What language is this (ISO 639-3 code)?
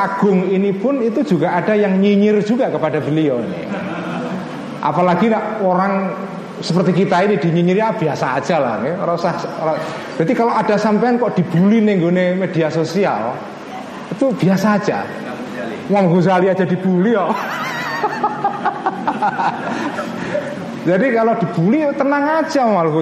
ind